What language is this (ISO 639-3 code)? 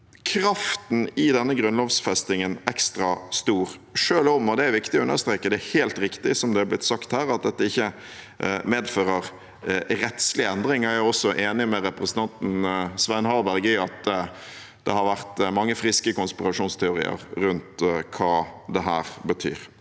nor